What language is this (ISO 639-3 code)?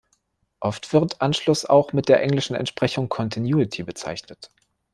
deu